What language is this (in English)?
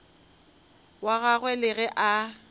Northern Sotho